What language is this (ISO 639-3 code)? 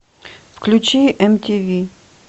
rus